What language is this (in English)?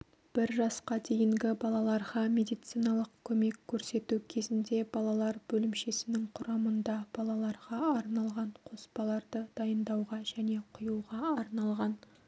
Kazakh